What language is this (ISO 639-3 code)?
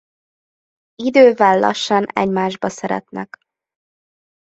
hun